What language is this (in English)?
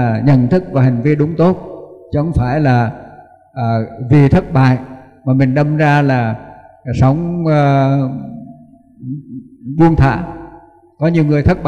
Vietnamese